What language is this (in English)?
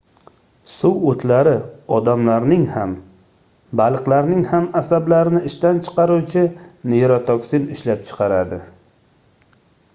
Uzbek